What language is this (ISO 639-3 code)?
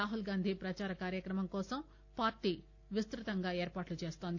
tel